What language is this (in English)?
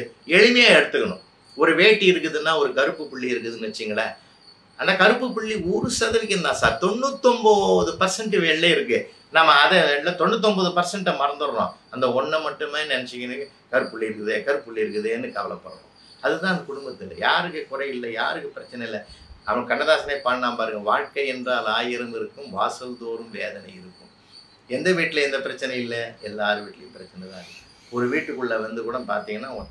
Tamil